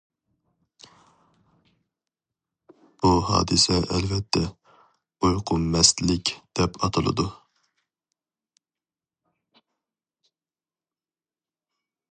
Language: Uyghur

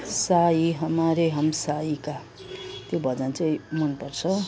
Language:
Nepali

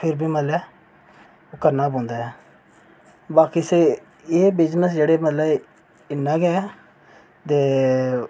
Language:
Dogri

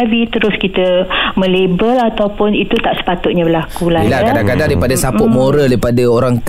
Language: Malay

